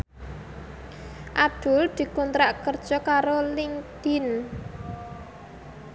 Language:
Javanese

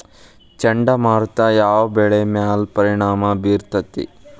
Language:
Kannada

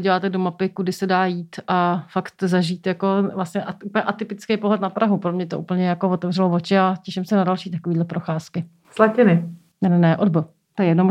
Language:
Czech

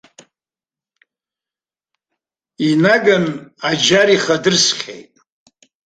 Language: Abkhazian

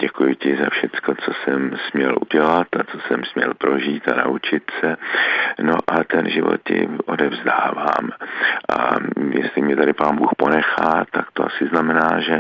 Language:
Czech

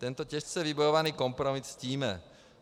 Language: Czech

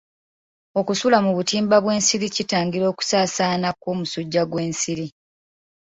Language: Ganda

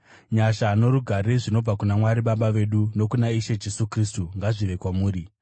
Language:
Shona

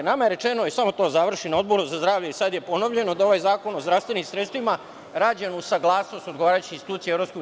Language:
Serbian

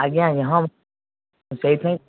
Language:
Odia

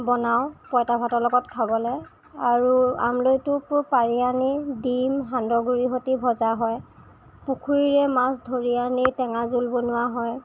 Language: Assamese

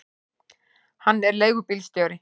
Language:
Icelandic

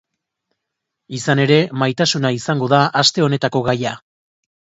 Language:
Basque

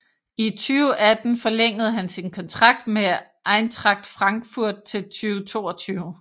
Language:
Danish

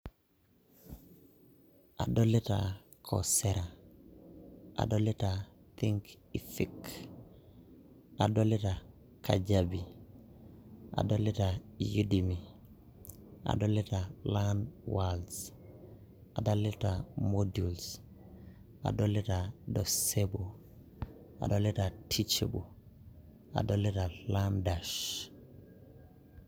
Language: Masai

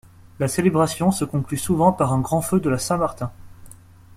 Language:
French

